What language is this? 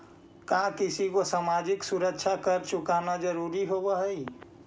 Magahi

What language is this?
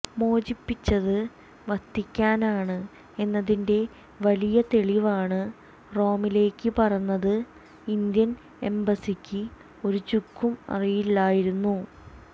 Malayalam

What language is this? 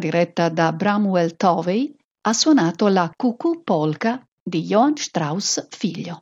Italian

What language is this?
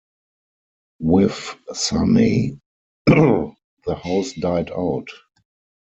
English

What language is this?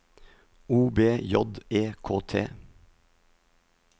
Norwegian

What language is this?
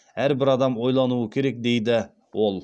Kazakh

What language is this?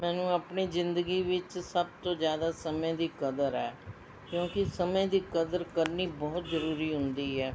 Punjabi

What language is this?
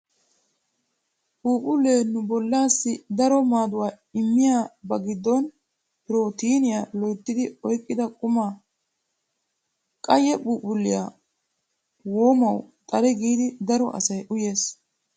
Wolaytta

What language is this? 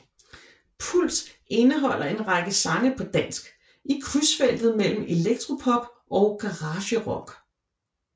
Danish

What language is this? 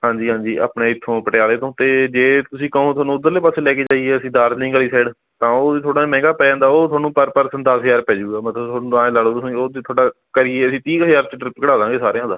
Punjabi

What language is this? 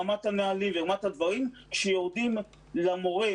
Hebrew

